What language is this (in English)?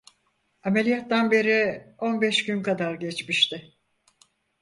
Turkish